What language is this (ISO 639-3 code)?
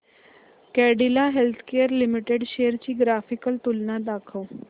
mar